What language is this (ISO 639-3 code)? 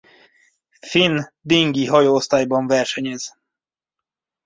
hun